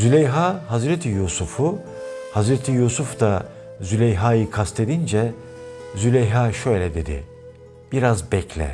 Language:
Turkish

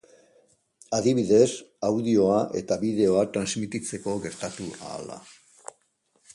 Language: Basque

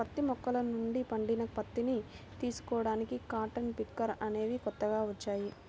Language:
Telugu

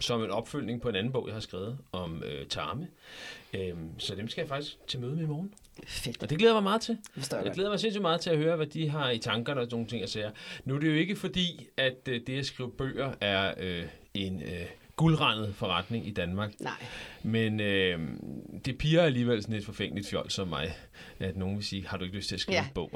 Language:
Danish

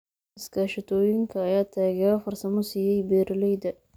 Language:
Somali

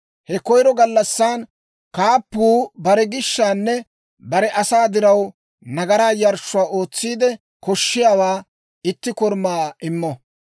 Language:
Dawro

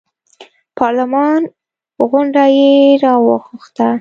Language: Pashto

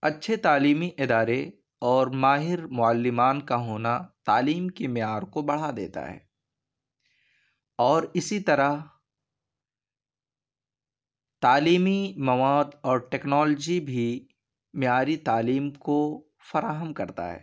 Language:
Urdu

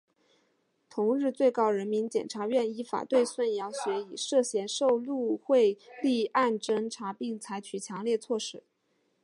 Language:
Chinese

